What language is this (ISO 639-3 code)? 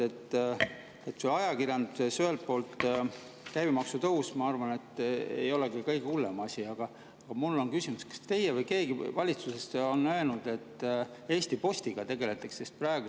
est